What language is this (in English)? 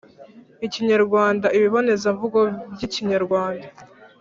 Kinyarwanda